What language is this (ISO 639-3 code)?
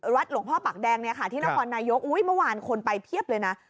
tha